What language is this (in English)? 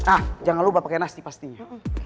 Indonesian